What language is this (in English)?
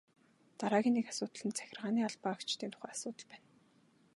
Mongolian